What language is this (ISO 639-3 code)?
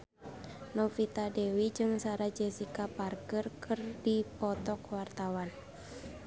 sun